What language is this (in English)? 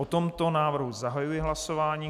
Czech